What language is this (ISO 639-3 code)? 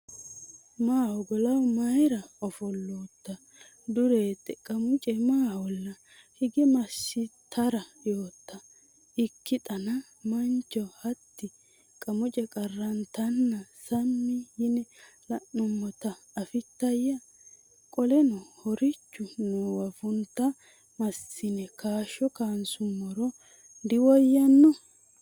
sid